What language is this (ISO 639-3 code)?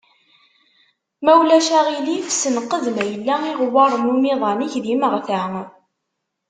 kab